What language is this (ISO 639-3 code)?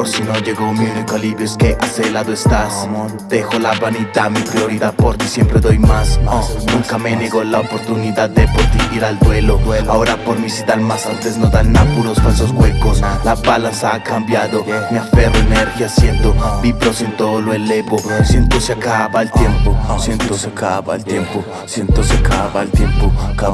ita